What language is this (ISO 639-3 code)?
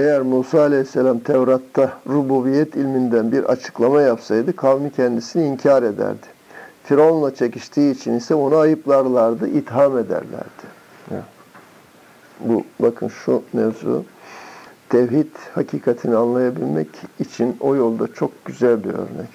tur